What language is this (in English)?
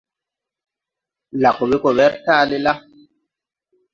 Tupuri